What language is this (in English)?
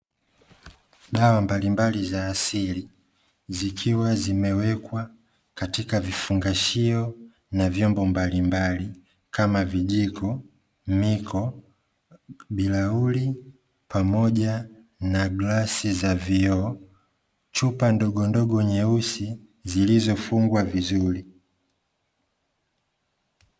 Swahili